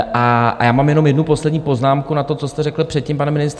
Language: Czech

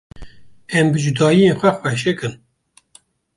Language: Kurdish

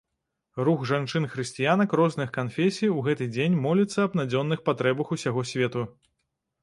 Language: Belarusian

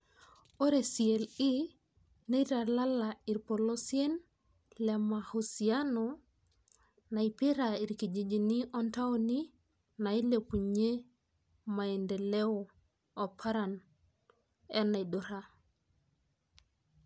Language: Masai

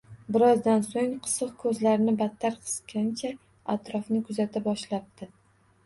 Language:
Uzbek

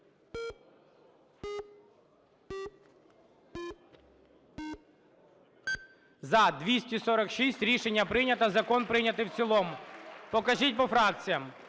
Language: Ukrainian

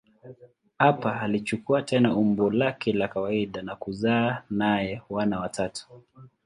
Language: Swahili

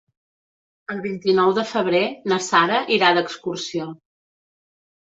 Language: Catalan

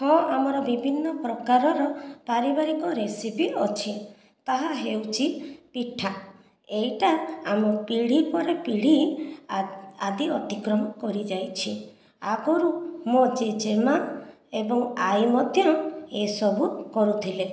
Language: Odia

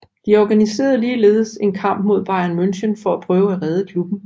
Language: Danish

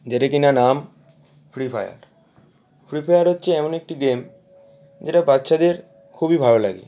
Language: Bangla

